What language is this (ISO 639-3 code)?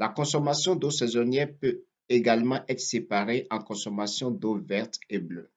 fra